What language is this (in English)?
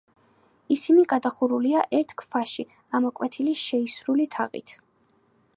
Georgian